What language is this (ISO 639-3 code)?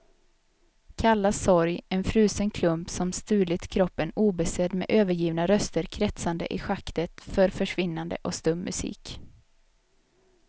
swe